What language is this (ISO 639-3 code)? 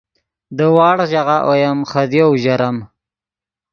ydg